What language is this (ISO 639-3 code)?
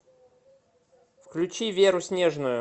rus